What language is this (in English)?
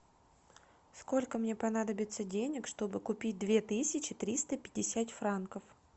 Russian